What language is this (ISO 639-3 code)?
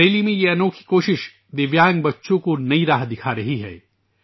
urd